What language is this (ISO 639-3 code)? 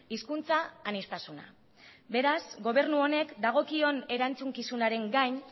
eus